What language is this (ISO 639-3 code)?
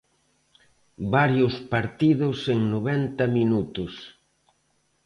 glg